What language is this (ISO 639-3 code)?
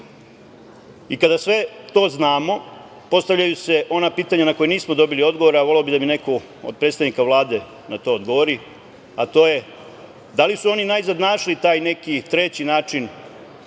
srp